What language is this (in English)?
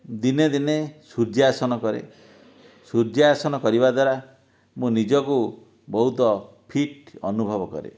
Odia